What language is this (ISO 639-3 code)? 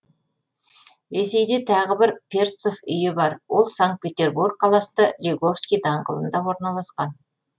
kaz